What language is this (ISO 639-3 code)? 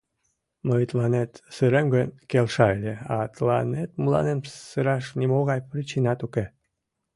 chm